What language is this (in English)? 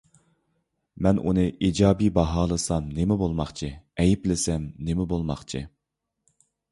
Uyghur